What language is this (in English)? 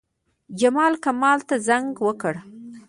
Pashto